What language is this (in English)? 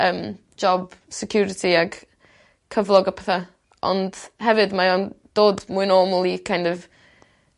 Welsh